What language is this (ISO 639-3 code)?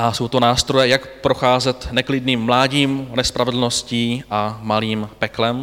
ces